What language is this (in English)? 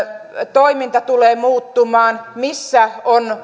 Finnish